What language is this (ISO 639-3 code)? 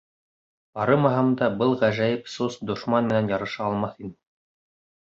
bak